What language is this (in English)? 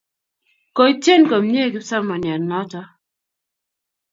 Kalenjin